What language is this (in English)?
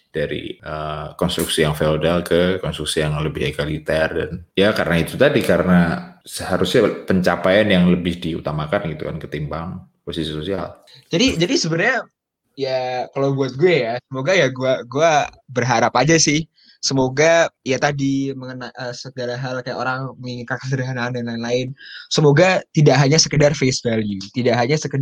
Indonesian